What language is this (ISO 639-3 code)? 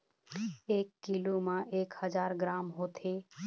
hne